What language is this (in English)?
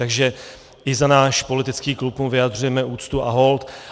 Czech